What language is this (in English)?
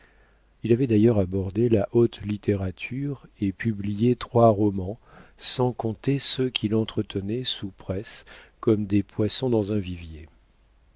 French